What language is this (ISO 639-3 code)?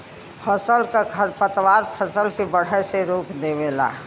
bho